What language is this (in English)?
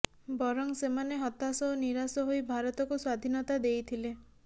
Odia